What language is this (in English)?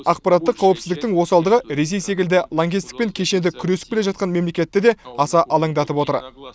Kazakh